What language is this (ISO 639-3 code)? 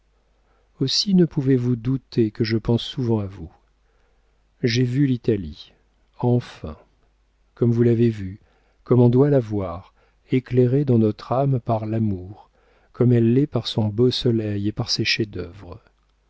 fra